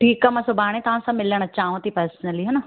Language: Sindhi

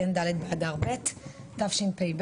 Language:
Hebrew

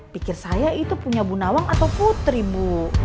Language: Indonesian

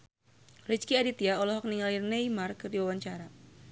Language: Sundanese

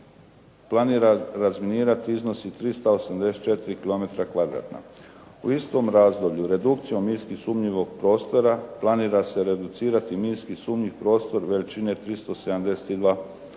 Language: Croatian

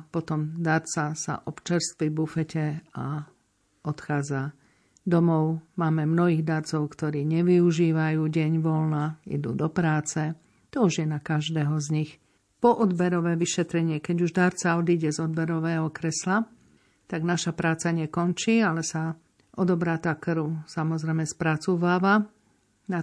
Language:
Slovak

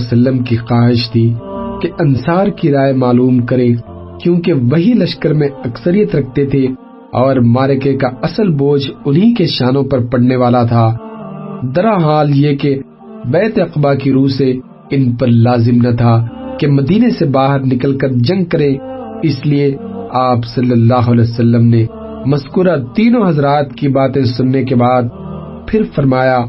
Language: Urdu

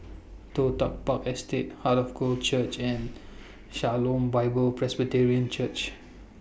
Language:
English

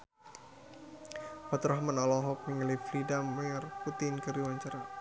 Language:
Sundanese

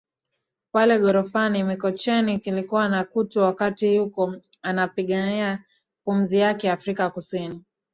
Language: Swahili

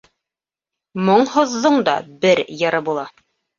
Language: Bashkir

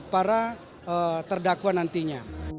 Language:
Indonesian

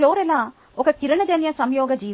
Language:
Telugu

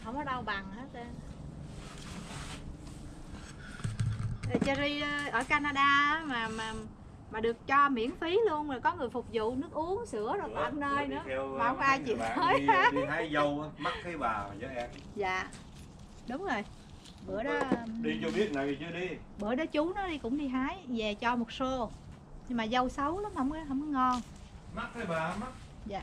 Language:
Vietnamese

